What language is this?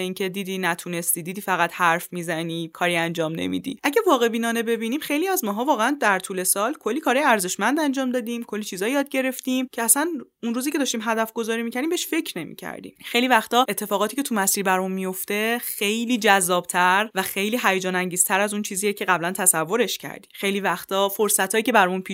Persian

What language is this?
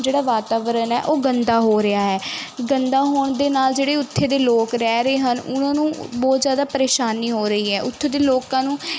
Punjabi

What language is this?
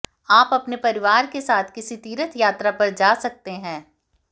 Hindi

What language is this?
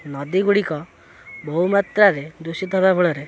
Odia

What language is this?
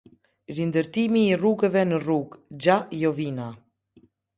Albanian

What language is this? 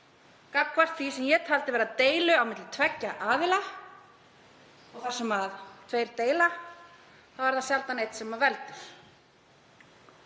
Icelandic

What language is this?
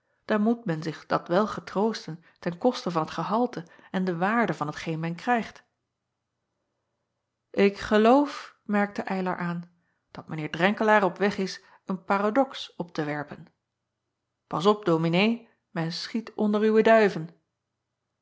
Dutch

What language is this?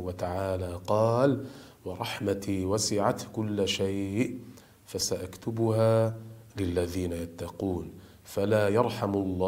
Arabic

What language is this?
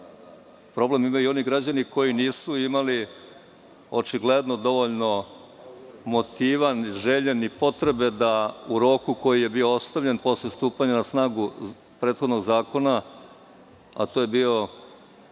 Serbian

